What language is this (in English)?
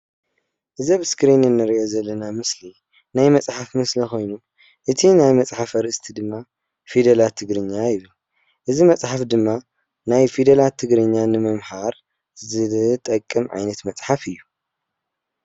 Tigrinya